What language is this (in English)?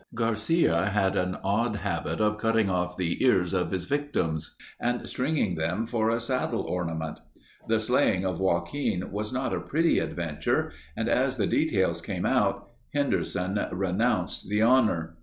English